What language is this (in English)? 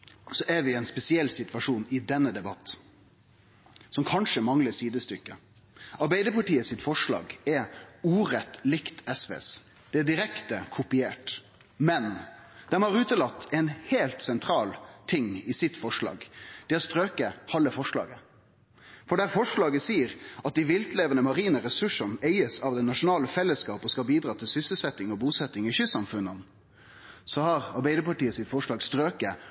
Norwegian Nynorsk